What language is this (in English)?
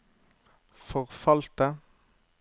Norwegian